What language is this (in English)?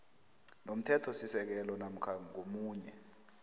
South Ndebele